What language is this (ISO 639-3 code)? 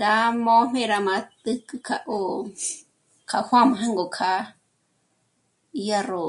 mmc